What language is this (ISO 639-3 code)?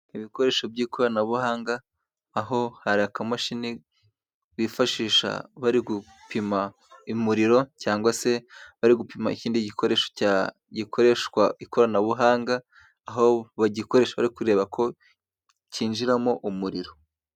kin